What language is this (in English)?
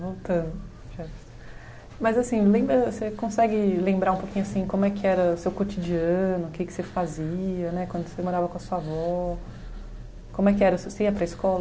Portuguese